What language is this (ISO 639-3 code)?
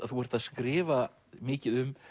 isl